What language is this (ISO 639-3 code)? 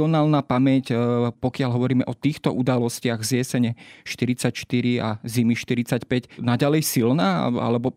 slk